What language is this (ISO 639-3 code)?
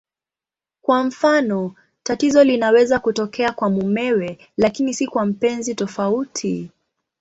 swa